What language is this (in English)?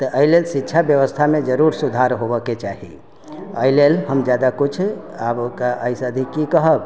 Maithili